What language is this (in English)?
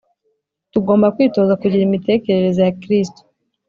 Kinyarwanda